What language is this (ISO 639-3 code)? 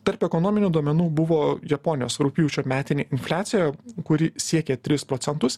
lit